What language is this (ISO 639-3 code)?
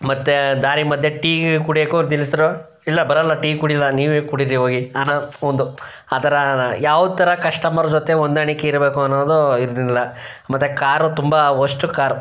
kan